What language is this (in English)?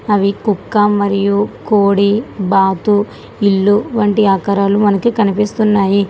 Telugu